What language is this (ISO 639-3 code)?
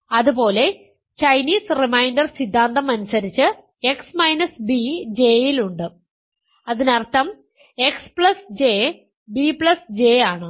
mal